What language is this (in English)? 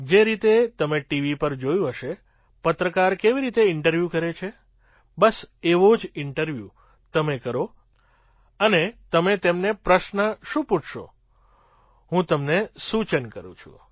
Gujarati